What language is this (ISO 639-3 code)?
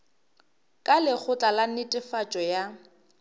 nso